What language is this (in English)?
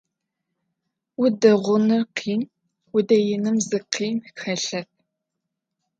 Adyghe